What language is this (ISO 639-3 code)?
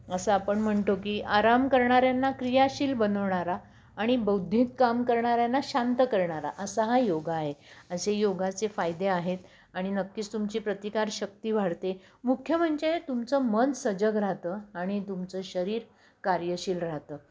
mar